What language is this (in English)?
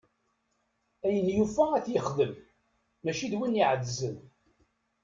Kabyle